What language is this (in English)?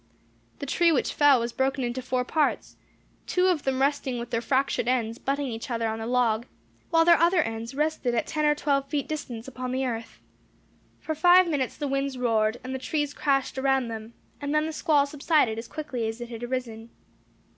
English